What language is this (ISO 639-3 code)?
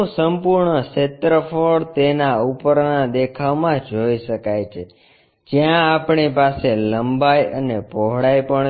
guj